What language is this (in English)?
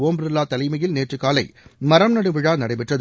Tamil